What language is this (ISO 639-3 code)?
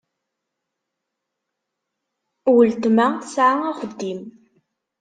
kab